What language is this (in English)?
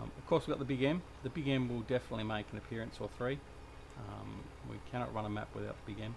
English